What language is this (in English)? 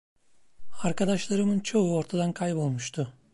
Turkish